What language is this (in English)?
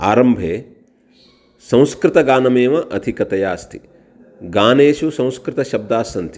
Sanskrit